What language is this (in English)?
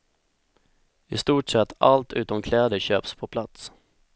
Swedish